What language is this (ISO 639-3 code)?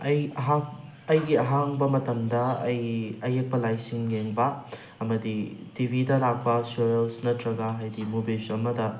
mni